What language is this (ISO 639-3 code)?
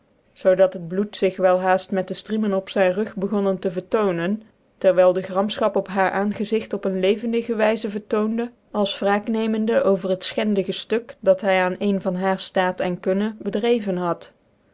nld